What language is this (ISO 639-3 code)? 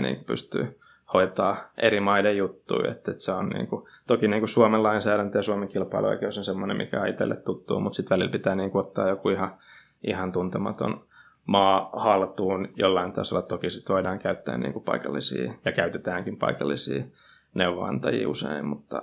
fin